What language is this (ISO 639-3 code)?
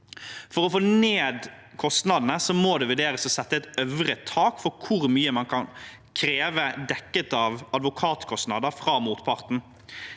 nor